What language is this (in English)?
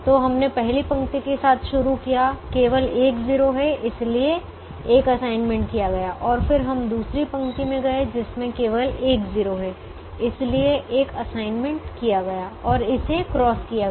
Hindi